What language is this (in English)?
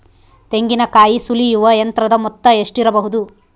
Kannada